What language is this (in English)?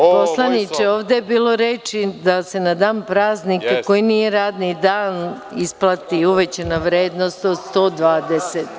Serbian